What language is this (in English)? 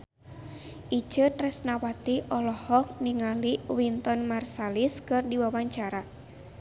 Sundanese